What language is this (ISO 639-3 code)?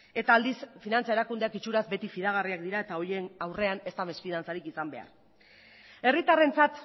eus